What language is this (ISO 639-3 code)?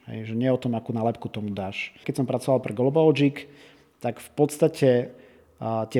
slk